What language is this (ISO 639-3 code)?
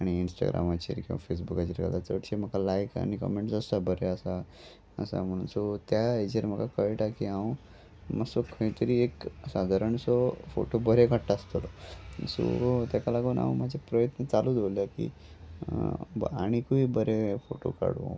kok